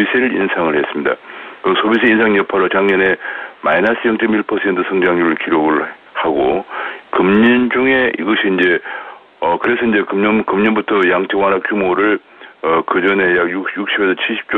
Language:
Korean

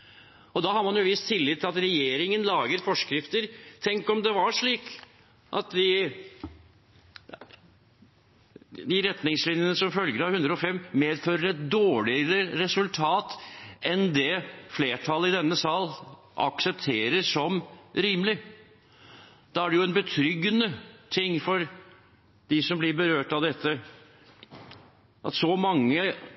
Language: Norwegian Bokmål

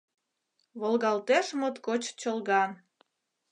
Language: Mari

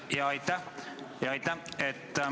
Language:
Estonian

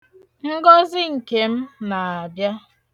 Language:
Igbo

